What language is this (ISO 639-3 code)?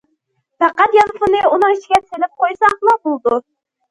uig